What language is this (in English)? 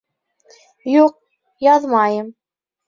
Bashkir